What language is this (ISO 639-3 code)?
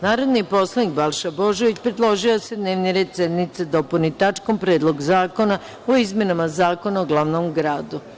srp